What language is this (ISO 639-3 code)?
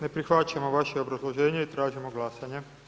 hrv